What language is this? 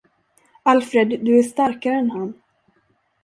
Swedish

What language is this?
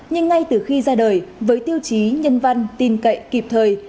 Vietnamese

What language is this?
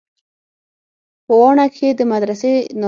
Pashto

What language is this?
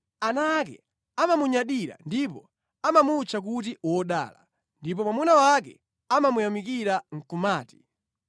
Nyanja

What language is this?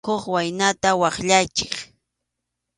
Arequipa-La Unión Quechua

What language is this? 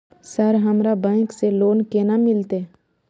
Maithili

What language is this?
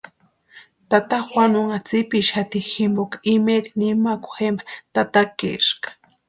Western Highland Purepecha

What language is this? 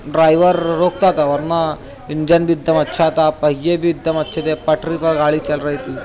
Urdu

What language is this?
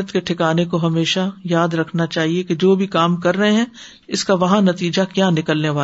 Urdu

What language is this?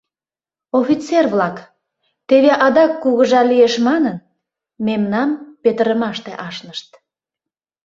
Mari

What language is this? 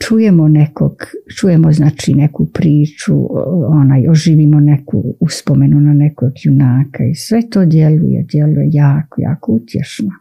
Croatian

